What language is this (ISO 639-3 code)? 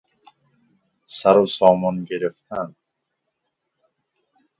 fas